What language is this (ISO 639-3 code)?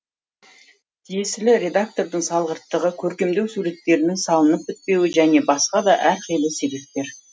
kaz